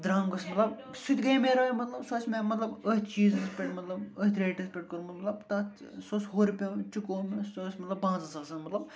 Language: Kashmiri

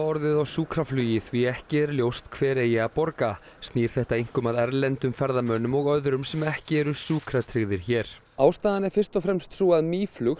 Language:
Icelandic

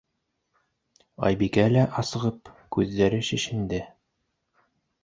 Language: Bashkir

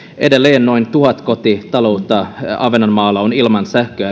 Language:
Finnish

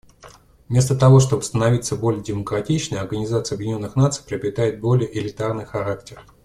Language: Russian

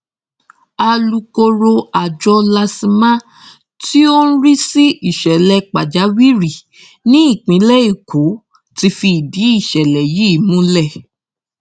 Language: Yoruba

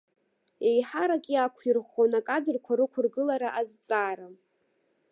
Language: Abkhazian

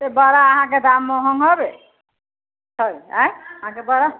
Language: Maithili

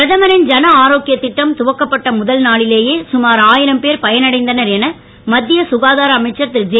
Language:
Tamil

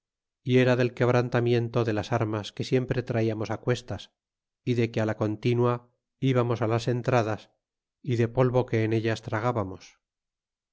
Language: Spanish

